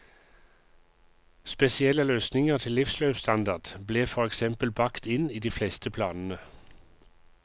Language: Norwegian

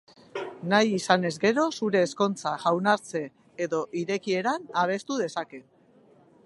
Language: Basque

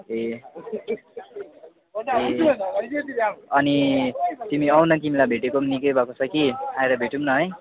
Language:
Nepali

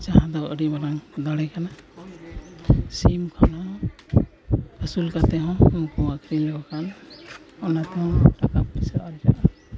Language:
Santali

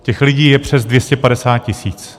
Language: Czech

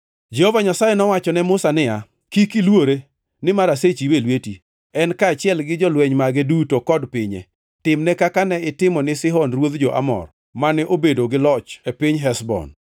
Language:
Luo (Kenya and Tanzania)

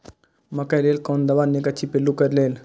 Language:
Maithili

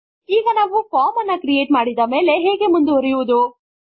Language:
Kannada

